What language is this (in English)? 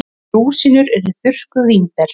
Icelandic